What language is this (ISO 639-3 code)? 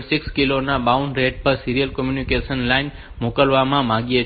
guj